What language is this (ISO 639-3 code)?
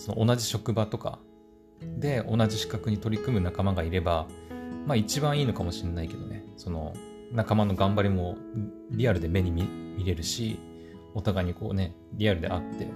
jpn